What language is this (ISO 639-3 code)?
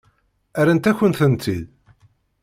kab